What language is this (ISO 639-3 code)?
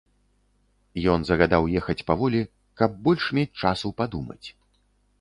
bel